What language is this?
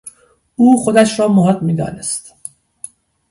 Persian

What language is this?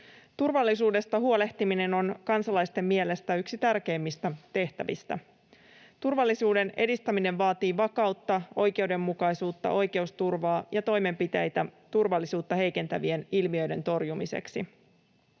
Finnish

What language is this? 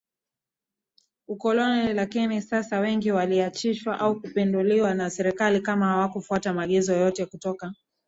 Swahili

